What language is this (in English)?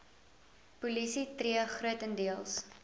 Afrikaans